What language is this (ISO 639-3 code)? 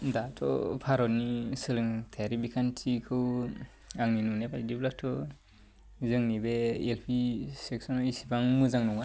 brx